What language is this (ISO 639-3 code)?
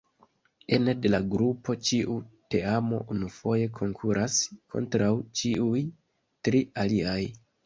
epo